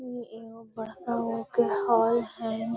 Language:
Magahi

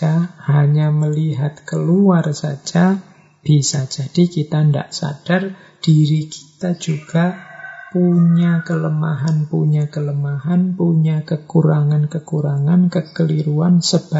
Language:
Indonesian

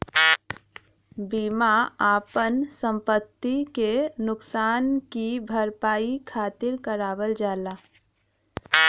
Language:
Bhojpuri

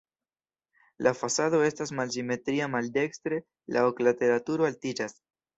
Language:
Esperanto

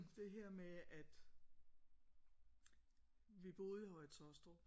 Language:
Danish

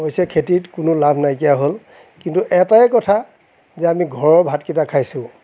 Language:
Assamese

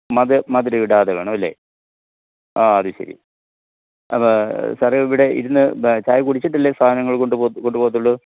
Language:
Malayalam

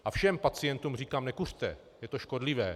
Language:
Czech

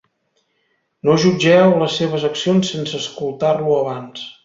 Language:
Catalan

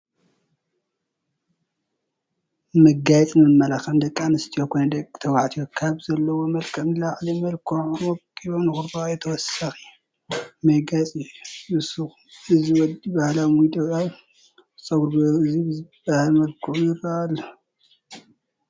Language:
Tigrinya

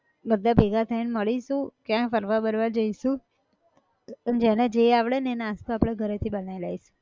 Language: Gujarati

